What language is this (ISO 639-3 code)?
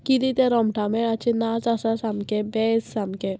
kok